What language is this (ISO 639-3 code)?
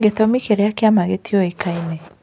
kik